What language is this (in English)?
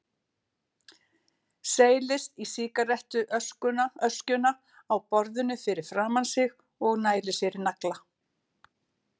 Icelandic